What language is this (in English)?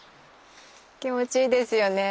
Japanese